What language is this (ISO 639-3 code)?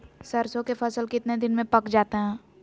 mag